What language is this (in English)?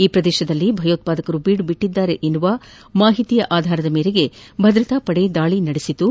Kannada